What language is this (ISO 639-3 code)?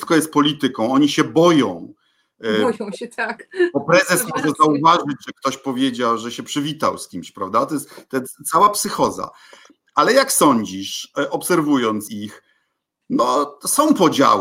pol